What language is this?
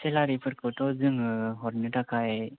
Bodo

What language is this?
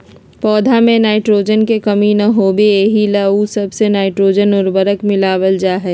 Magahi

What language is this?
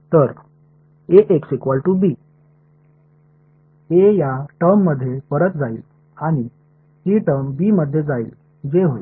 Marathi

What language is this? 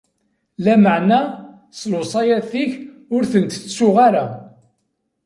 Kabyle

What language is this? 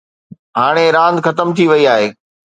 Sindhi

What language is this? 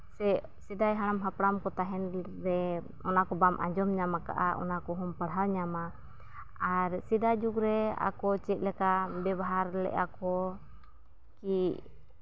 Santali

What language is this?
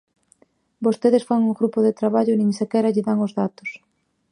Galician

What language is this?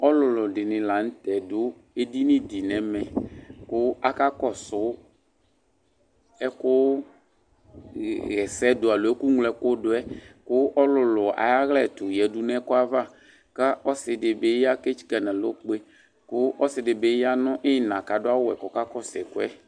Ikposo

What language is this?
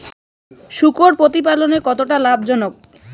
Bangla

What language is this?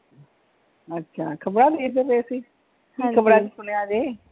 Punjabi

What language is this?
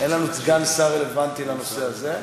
Hebrew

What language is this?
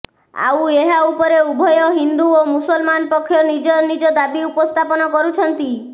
Odia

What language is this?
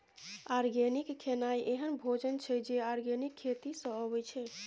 Maithili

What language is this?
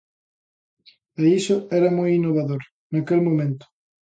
Galician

